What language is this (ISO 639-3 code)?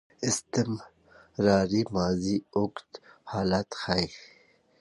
pus